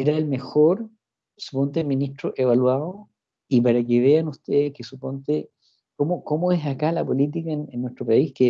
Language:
Spanish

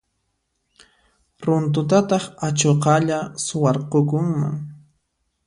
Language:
Puno Quechua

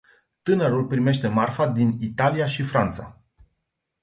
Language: Romanian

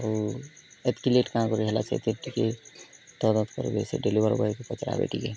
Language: Odia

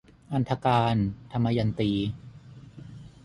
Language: Thai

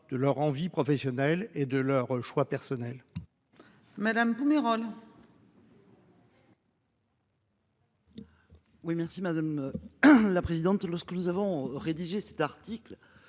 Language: French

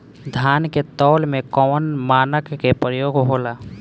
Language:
Bhojpuri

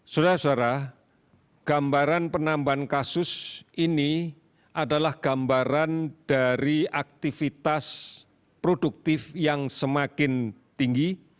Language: Indonesian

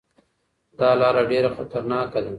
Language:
Pashto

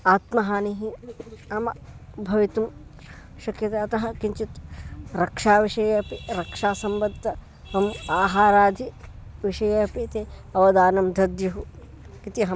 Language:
Sanskrit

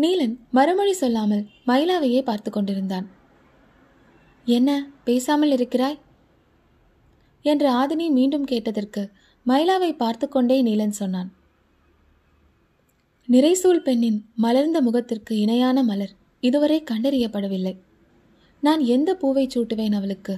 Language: Tamil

